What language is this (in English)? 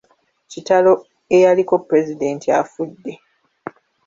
Ganda